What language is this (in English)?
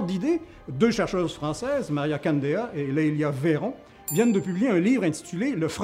French